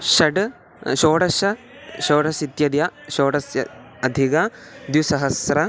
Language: Sanskrit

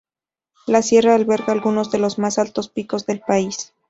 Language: Spanish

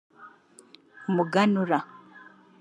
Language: Kinyarwanda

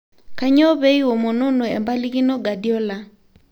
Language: Masai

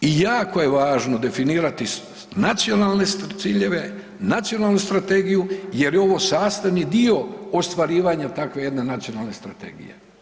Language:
Croatian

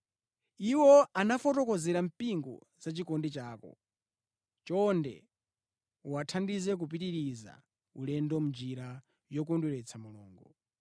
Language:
Nyanja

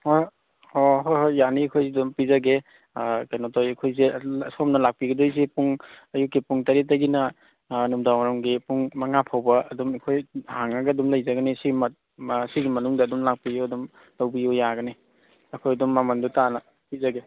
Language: Manipuri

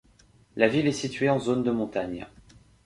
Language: French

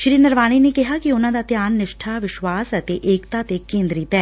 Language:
Punjabi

